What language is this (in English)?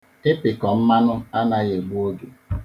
Igbo